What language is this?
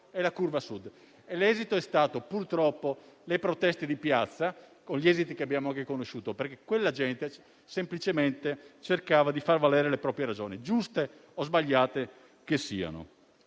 Italian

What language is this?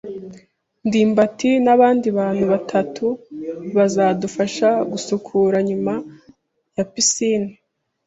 Kinyarwanda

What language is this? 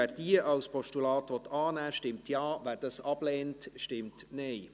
Swiss German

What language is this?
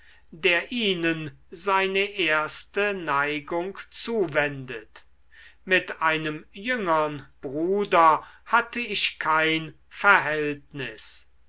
German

